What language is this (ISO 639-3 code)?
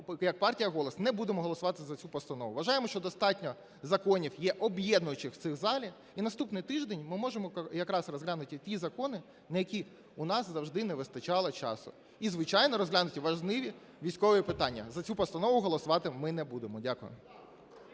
ukr